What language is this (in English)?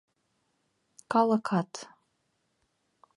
Mari